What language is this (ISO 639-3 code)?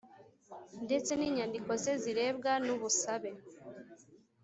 kin